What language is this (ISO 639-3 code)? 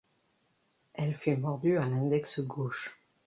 fra